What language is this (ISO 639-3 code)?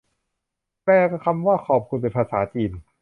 tha